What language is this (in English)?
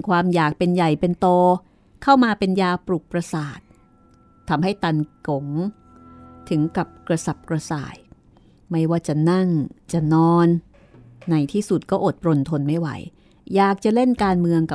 Thai